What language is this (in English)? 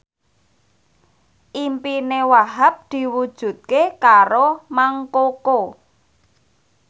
Javanese